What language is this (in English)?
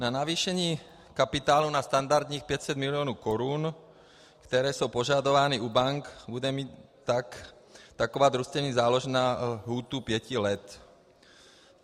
Czech